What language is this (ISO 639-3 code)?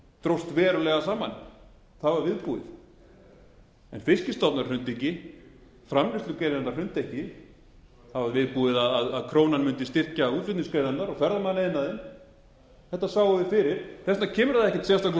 isl